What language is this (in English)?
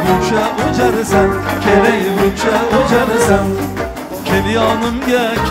Turkish